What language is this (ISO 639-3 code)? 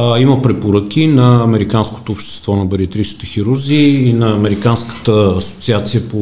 bul